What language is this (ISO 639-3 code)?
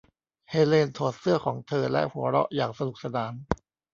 tha